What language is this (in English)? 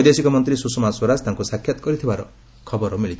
Odia